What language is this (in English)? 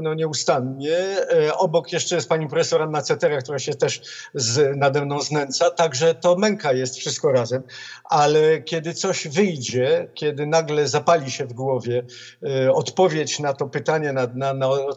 Polish